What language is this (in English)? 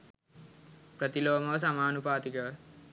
Sinhala